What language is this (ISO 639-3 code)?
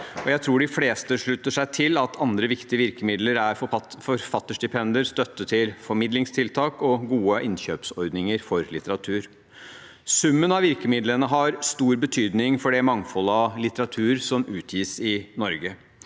nor